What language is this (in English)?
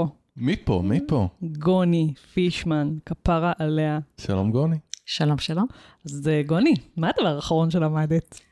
Hebrew